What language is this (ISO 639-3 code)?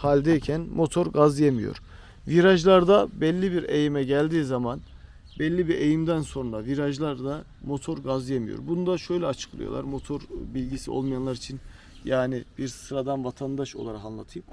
tur